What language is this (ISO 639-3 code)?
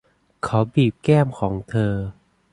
tha